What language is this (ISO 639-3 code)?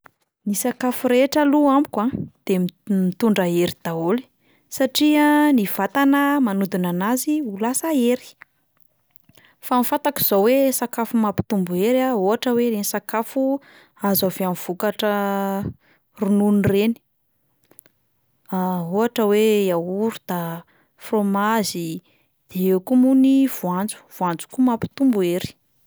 mlg